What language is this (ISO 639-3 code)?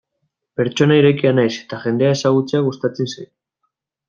eus